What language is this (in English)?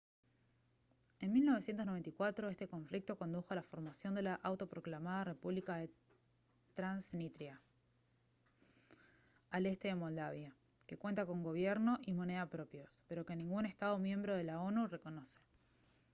Spanish